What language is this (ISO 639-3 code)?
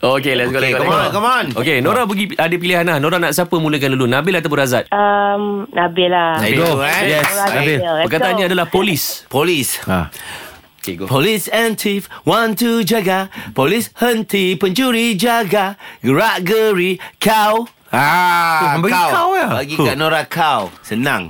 msa